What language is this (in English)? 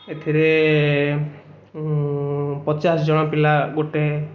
Odia